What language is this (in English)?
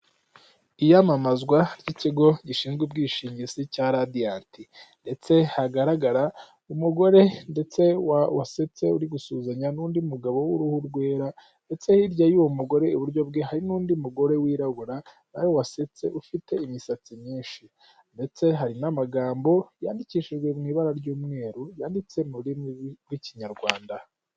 Kinyarwanda